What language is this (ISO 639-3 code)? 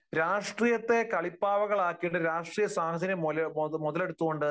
mal